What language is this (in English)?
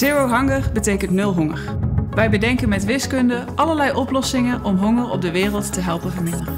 Dutch